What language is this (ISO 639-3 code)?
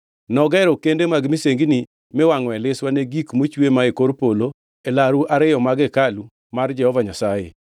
luo